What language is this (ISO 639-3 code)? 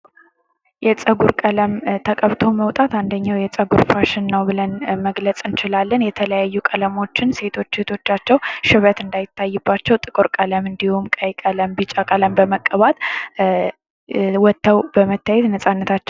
amh